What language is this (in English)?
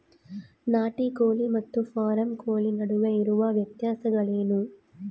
Kannada